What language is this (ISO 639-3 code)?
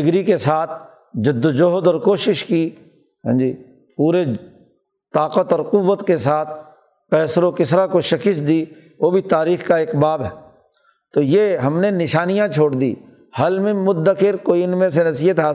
urd